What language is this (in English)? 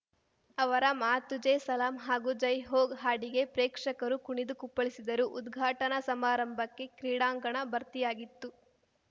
Kannada